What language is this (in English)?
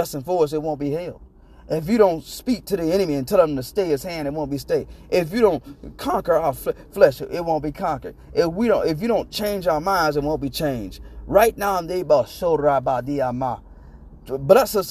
English